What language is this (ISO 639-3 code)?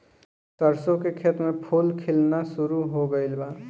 bho